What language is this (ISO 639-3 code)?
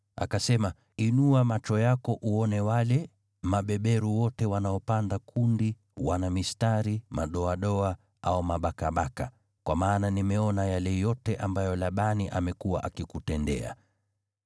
swa